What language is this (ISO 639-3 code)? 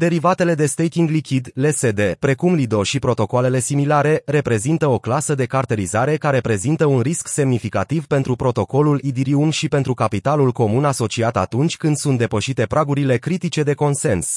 ron